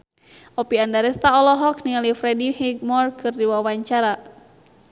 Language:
Sundanese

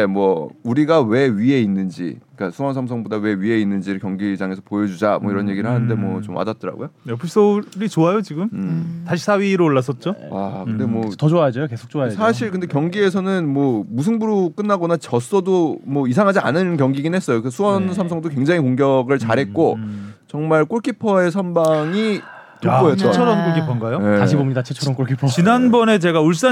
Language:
Korean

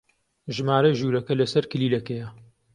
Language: Central Kurdish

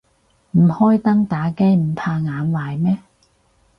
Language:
Cantonese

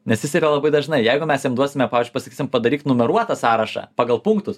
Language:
Lithuanian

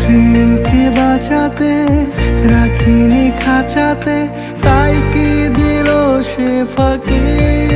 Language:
Bangla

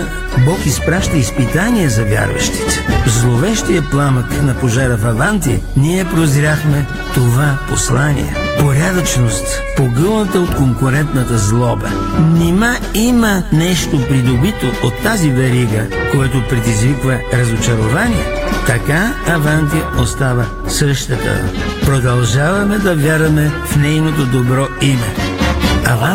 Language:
Bulgarian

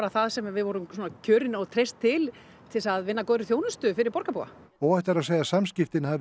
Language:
Icelandic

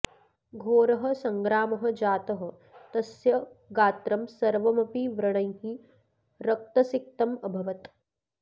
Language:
Sanskrit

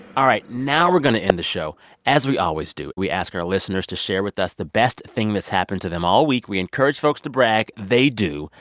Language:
English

